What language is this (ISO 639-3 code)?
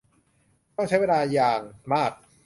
tha